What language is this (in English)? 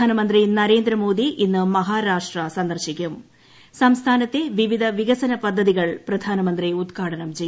Malayalam